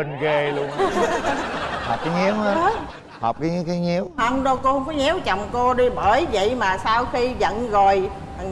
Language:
Vietnamese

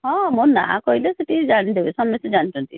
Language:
Odia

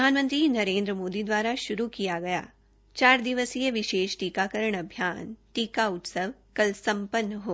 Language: Hindi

